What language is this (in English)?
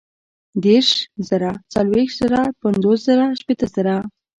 Pashto